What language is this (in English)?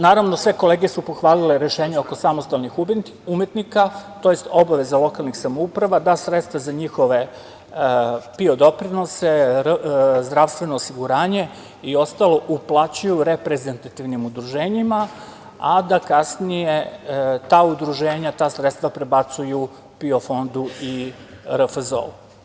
Serbian